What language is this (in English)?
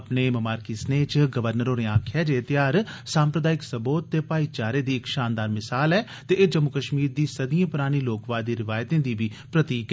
Dogri